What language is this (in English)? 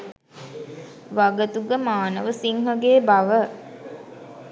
Sinhala